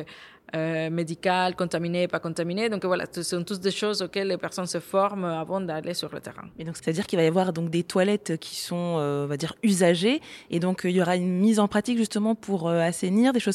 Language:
French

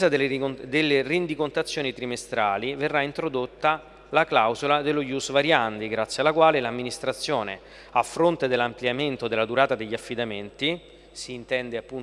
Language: Italian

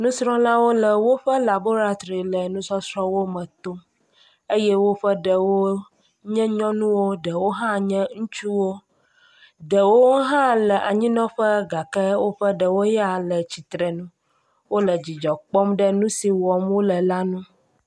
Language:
Ewe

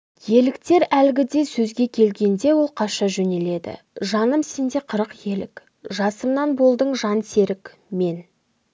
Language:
Kazakh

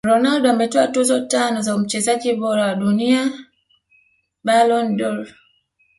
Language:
Swahili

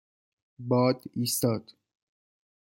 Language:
Persian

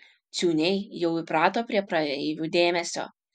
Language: Lithuanian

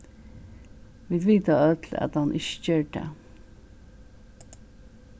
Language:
Faroese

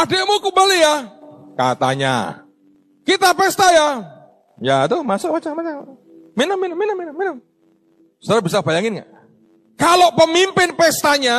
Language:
Indonesian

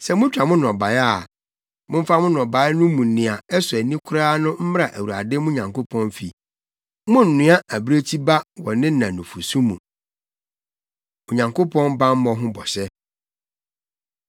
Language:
Akan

